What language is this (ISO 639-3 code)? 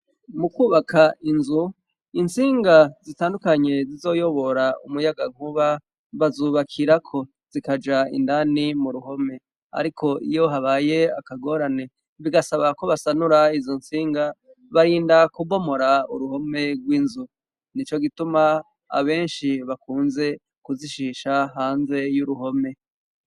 run